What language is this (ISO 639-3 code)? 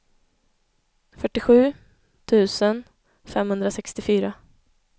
swe